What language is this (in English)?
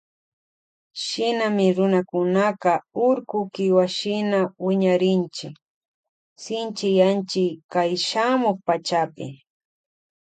Loja Highland Quichua